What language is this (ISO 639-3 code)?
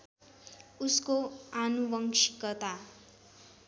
nep